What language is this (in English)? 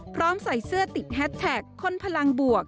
Thai